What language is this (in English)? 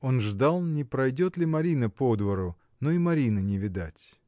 Russian